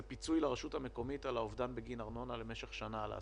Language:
Hebrew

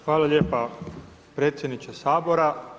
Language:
Croatian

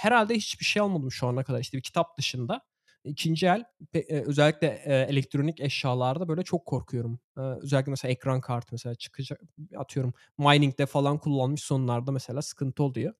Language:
Turkish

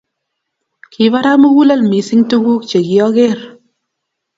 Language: Kalenjin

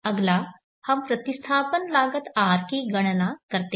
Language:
Hindi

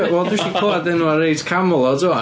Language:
Welsh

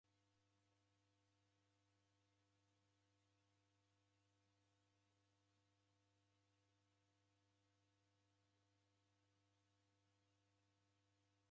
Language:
Taita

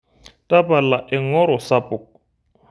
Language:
Masai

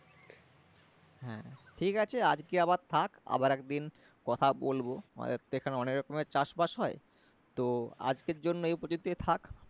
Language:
Bangla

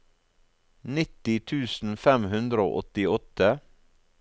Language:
Norwegian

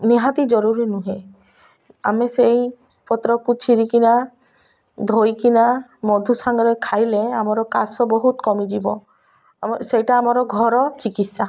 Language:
Odia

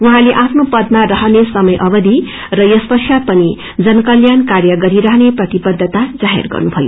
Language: Nepali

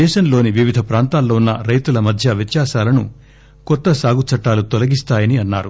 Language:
Telugu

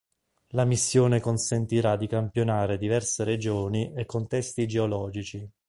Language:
Italian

